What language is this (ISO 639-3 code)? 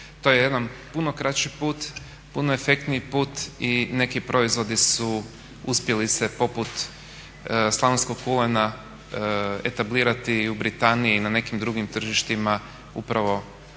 hrv